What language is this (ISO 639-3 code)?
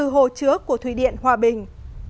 vie